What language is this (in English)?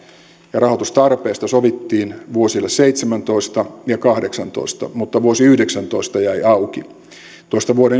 Finnish